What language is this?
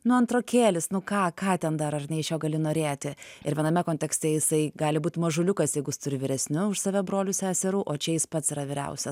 Lithuanian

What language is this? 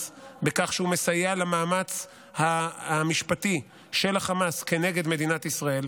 Hebrew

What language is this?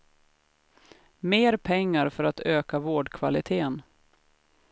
Swedish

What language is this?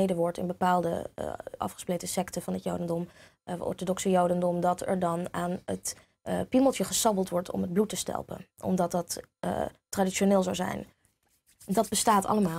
Dutch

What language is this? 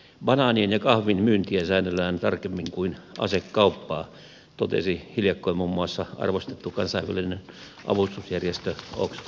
Finnish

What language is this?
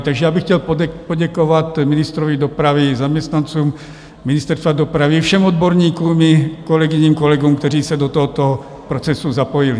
Czech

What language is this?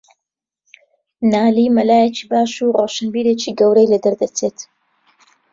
Central Kurdish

